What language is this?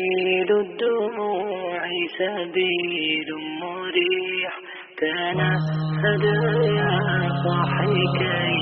Croatian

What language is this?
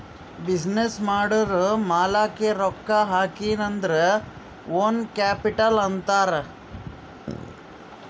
Kannada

